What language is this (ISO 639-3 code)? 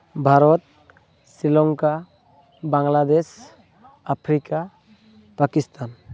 sat